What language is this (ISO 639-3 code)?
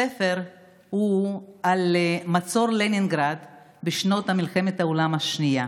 heb